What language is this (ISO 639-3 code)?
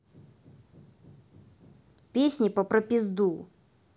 rus